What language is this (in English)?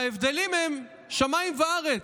Hebrew